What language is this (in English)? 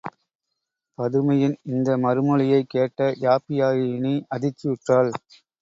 Tamil